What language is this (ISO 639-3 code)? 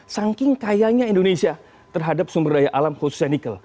ind